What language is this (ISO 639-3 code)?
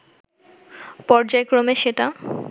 ben